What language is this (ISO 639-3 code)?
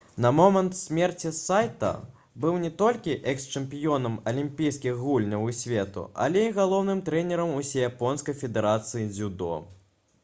bel